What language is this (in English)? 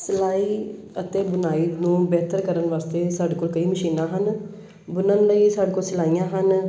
Punjabi